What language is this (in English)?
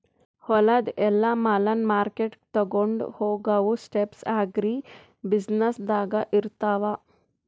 Kannada